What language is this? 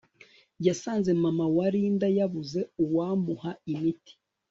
Kinyarwanda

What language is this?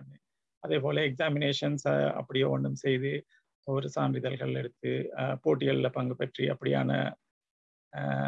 Tamil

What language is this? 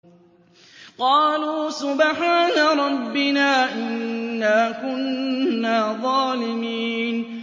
Arabic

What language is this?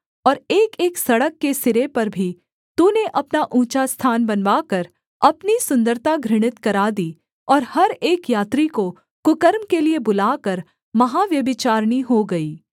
Hindi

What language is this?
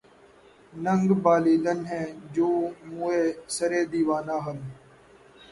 Urdu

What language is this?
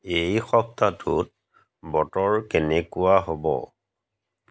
Assamese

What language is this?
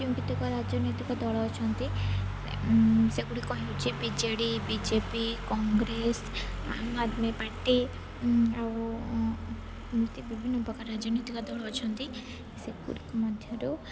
Odia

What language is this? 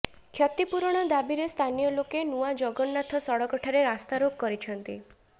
Odia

